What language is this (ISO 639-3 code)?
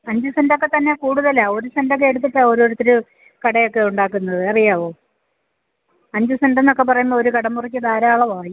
mal